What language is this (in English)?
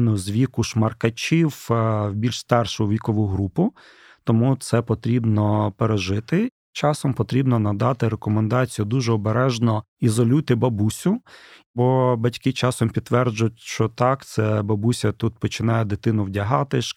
Ukrainian